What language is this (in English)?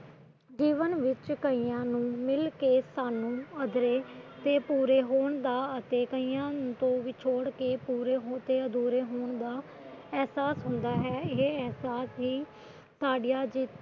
Punjabi